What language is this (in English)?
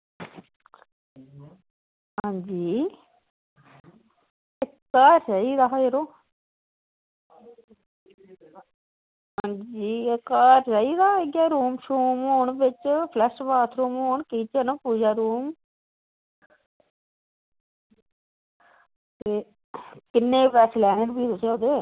Dogri